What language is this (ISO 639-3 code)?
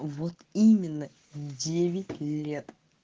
rus